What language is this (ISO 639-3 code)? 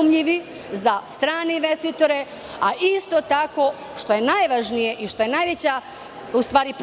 srp